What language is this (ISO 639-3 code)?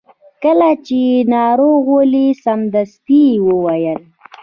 pus